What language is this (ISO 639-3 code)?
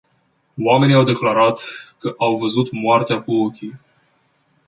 ron